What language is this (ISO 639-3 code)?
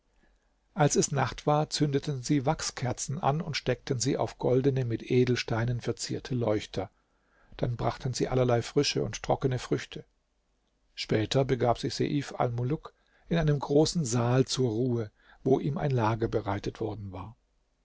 deu